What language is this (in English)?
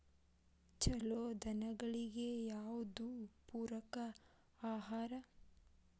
Kannada